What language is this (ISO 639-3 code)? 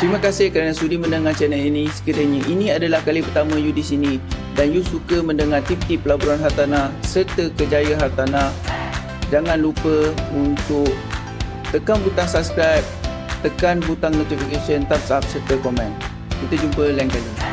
msa